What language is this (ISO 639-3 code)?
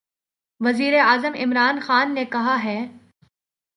urd